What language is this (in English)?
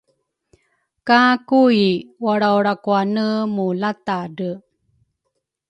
Rukai